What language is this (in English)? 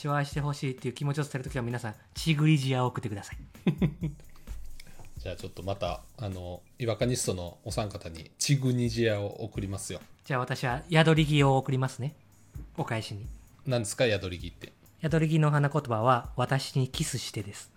Japanese